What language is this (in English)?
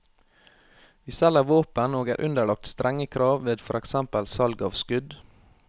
Norwegian